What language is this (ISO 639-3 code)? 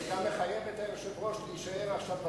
heb